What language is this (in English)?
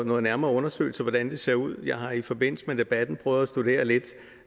Danish